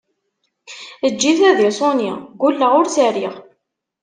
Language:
Kabyle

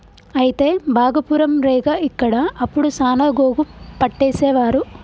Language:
Telugu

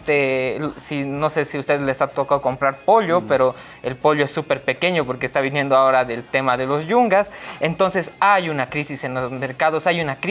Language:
Spanish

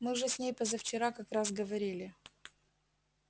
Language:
Russian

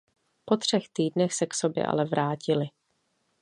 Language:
Czech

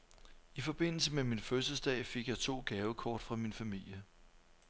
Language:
Danish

